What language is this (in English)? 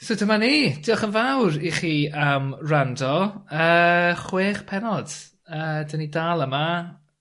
Welsh